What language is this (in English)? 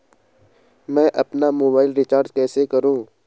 Hindi